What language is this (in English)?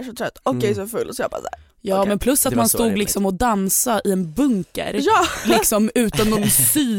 Swedish